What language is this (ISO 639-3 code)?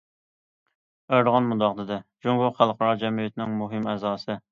uig